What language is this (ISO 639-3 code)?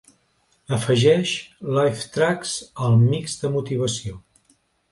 cat